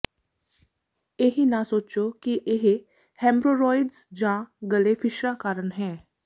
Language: Punjabi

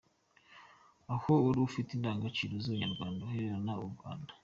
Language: Kinyarwanda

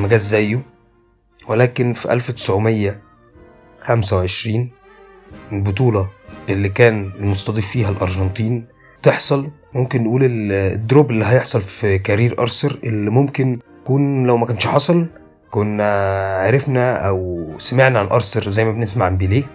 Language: Arabic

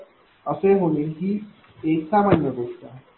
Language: Marathi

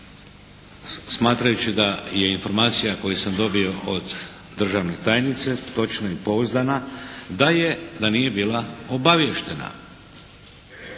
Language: Croatian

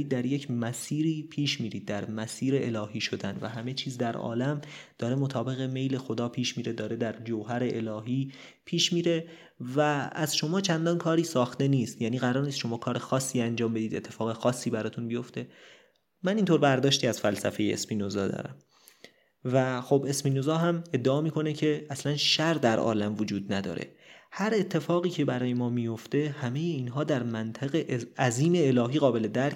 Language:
Persian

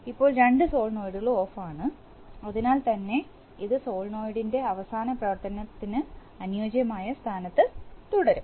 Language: Malayalam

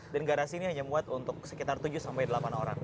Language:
Indonesian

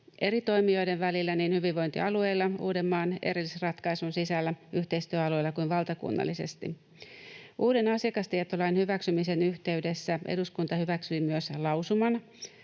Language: Finnish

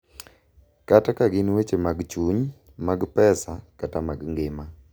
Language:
Luo (Kenya and Tanzania)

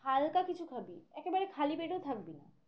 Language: Bangla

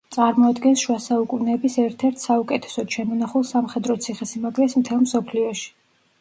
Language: Georgian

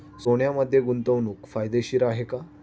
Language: Marathi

